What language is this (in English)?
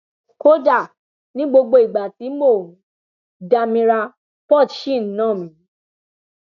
Yoruba